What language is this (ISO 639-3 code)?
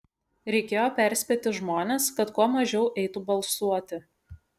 lit